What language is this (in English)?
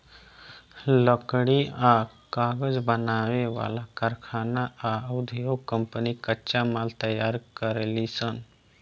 Bhojpuri